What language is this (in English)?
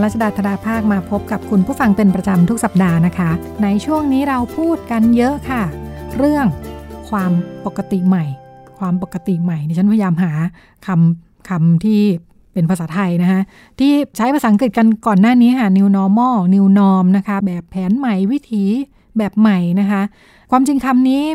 Thai